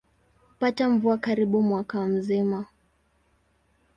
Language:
Swahili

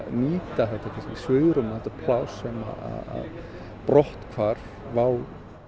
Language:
Icelandic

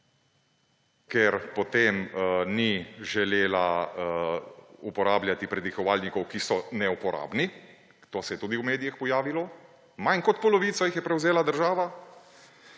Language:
Slovenian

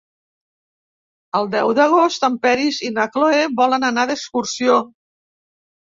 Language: Catalan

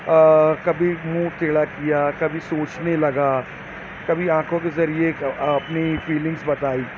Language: Urdu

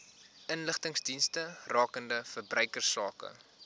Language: Afrikaans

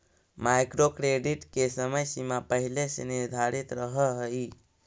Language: Magahi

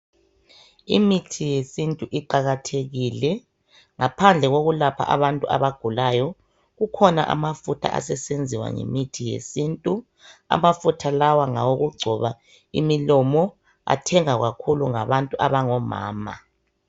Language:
North Ndebele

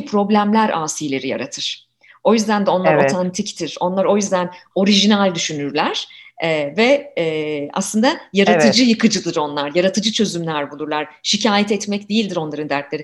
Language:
Turkish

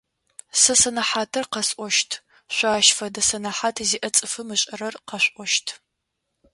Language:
Adyghe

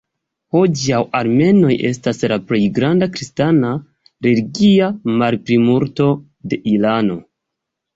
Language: Esperanto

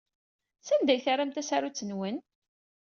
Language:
Kabyle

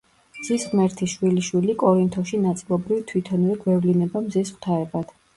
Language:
Georgian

